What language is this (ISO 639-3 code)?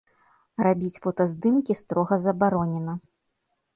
bel